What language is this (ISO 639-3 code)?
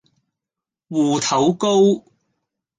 yue